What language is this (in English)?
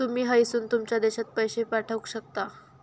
Marathi